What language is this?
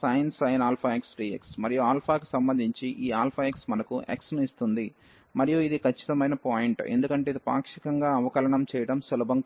Telugu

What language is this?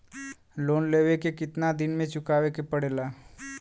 Bhojpuri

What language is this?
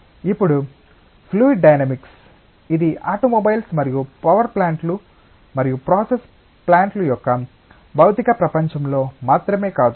Telugu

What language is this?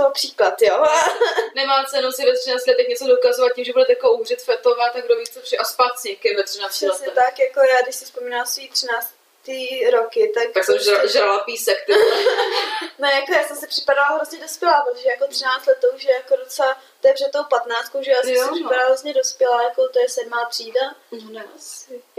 Czech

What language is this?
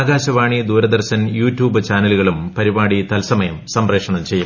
Malayalam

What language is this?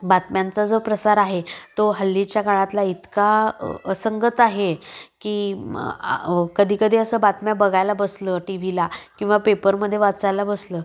Marathi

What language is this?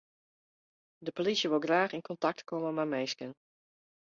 Western Frisian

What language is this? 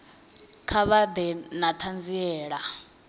Venda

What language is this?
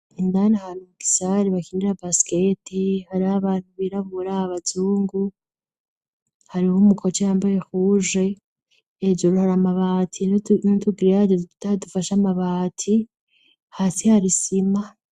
Rundi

